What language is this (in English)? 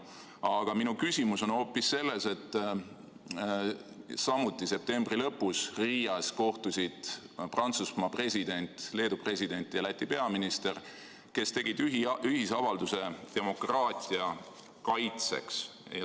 Estonian